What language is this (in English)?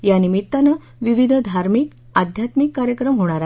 Marathi